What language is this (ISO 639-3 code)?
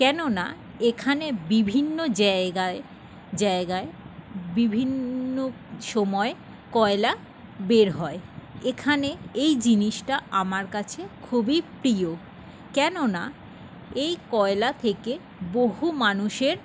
ben